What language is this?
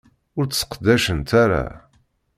Kabyle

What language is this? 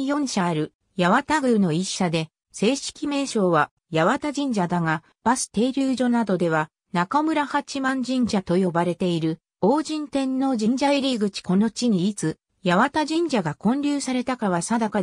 Japanese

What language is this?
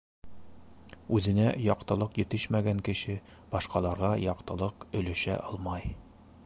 Bashkir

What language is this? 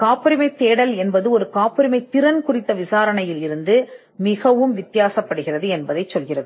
Tamil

